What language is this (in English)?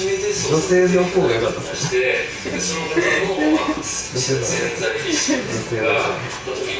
Japanese